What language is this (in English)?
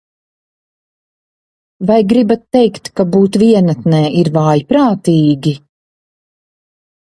Latvian